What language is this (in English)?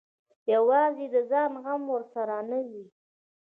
Pashto